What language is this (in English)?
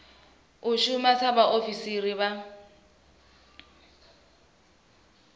Venda